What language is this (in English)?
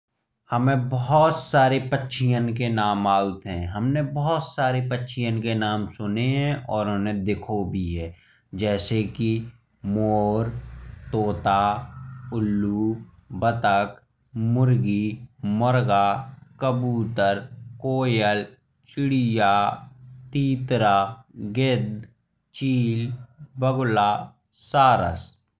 Bundeli